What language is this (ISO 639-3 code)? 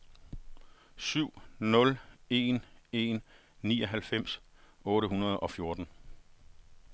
dan